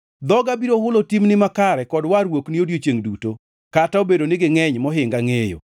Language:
Luo (Kenya and Tanzania)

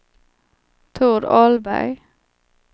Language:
Swedish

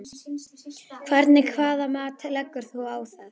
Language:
Icelandic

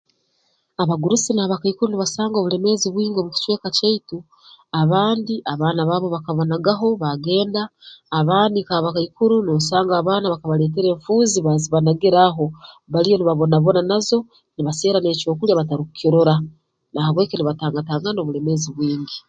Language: Tooro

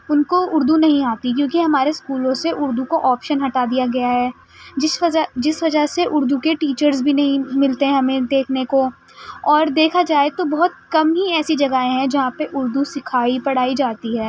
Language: Urdu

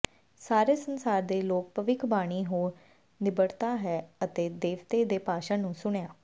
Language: Punjabi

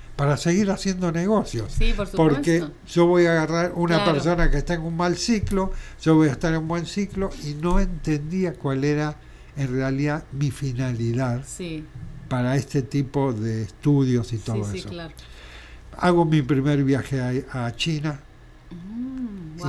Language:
Spanish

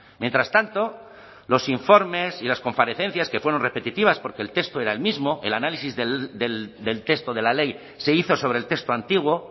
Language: Spanish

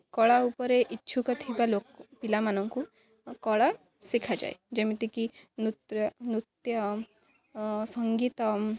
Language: Odia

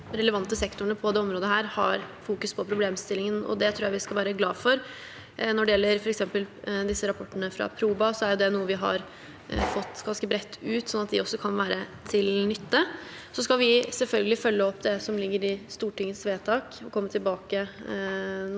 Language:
Norwegian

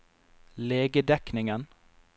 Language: Norwegian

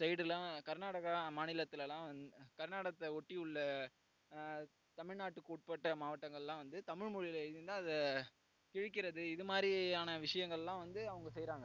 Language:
Tamil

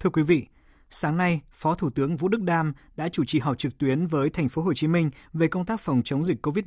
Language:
Vietnamese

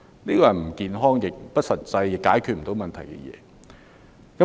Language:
Cantonese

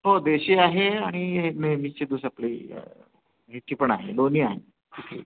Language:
Marathi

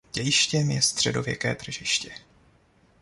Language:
Czech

